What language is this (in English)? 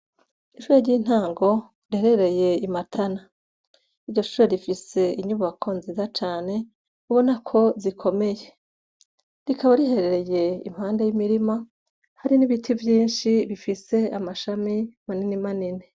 Rundi